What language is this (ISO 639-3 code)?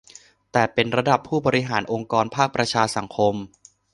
tha